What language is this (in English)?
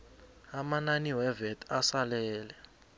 South Ndebele